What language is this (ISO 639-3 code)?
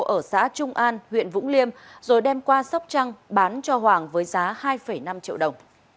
vie